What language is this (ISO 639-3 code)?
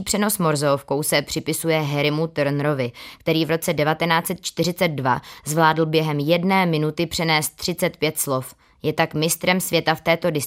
ces